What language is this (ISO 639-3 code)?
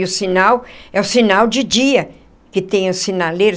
por